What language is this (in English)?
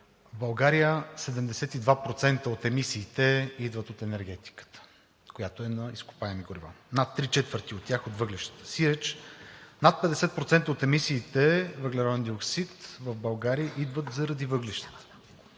Bulgarian